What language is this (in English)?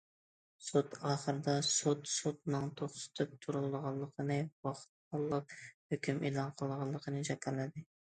Uyghur